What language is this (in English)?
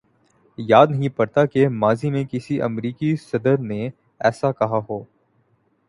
Urdu